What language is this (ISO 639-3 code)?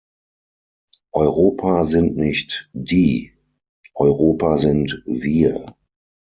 deu